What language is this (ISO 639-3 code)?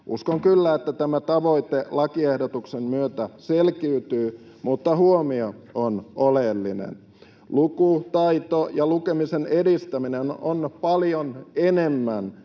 fin